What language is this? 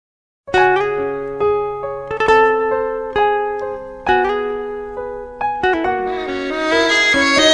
Malay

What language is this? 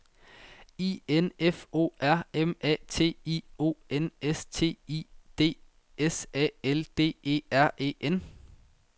Danish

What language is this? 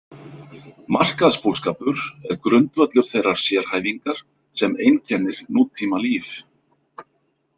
Icelandic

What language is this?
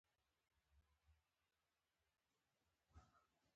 Pashto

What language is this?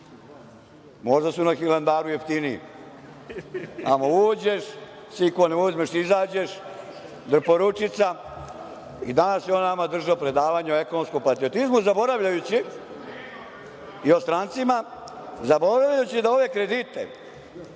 Serbian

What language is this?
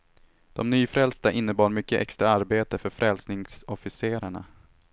Swedish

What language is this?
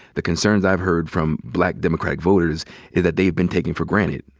English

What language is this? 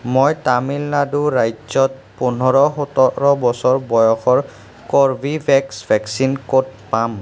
Assamese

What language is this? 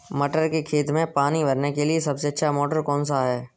Hindi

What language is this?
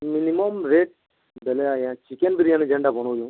Odia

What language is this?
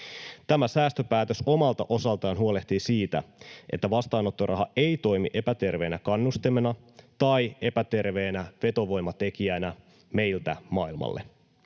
Finnish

